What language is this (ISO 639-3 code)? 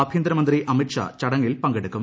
mal